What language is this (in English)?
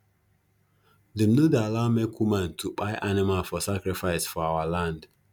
Nigerian Pidgin